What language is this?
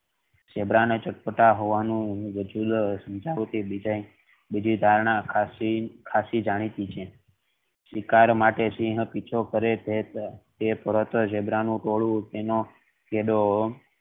Gujarati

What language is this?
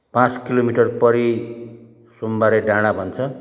Nepali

